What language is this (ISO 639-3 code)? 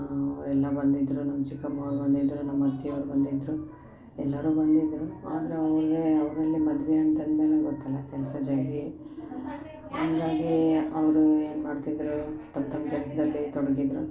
kan